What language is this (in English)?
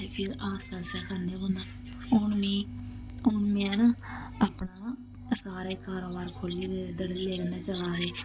Dogri